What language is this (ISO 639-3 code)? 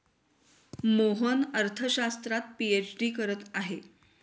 mar